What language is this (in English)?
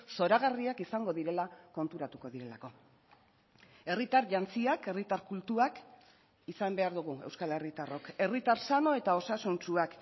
Basque